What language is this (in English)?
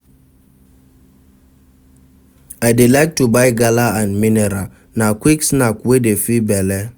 Nigerian Pidgin